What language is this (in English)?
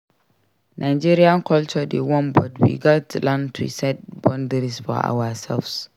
Nigerian Pidgin